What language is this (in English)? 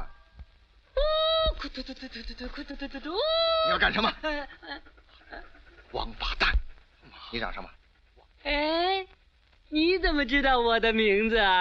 Chinese